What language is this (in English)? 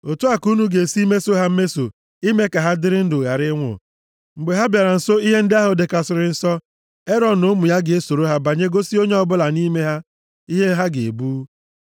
Igbo